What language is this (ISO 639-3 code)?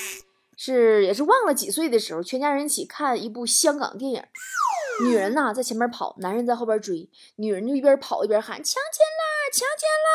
zho